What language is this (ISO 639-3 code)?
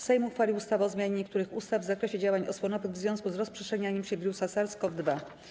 pol